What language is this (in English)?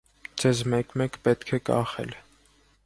Armenian